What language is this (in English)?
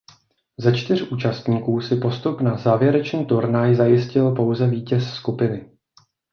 Czech